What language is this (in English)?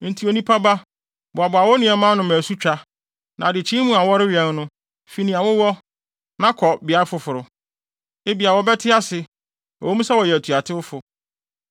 Akan